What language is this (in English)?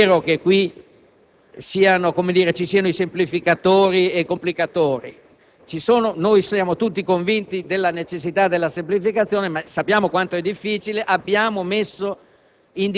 Italian